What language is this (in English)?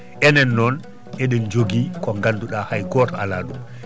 Fula